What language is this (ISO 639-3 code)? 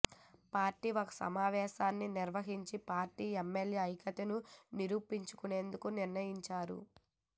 tel